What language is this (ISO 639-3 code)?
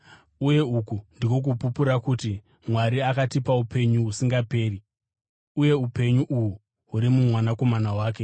sna